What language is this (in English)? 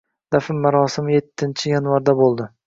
Uzbek